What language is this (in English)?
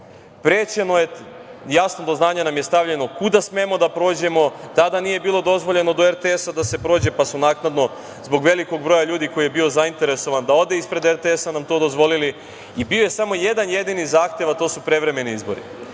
Serbian